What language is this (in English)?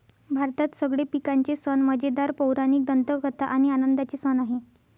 Marathi